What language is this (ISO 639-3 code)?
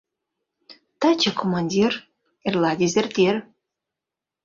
chm